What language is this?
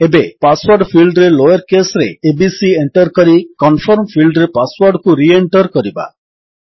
Odia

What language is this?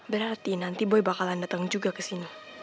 Indonesian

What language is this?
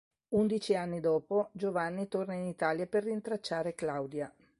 Italian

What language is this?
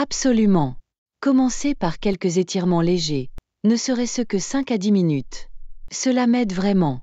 French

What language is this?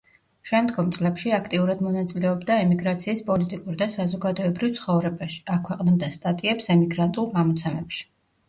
Georgian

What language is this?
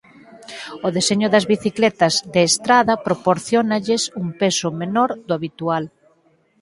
Galician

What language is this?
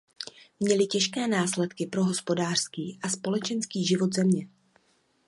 Czech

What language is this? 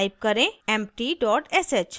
Hindi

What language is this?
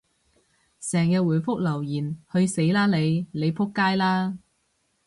Cantonese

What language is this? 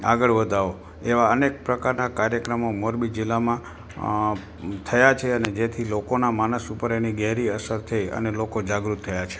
Gujarati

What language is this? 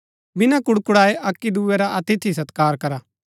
Gaddi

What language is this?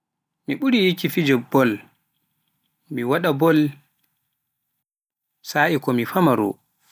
Pular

